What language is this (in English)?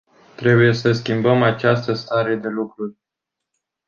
Romanian